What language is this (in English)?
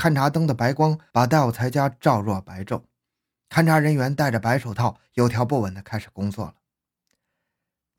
Chinese